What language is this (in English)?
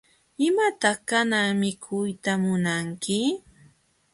Jauja Wanca Quechua